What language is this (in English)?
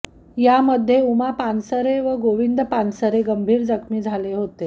Marathi